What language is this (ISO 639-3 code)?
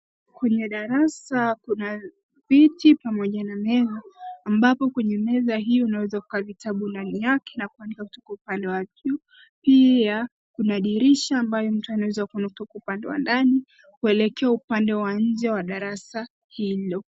swa